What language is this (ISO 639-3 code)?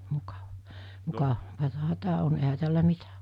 fin